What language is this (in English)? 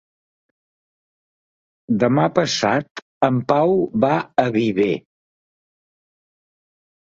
Catalan